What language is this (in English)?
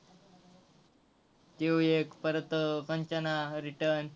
Marathi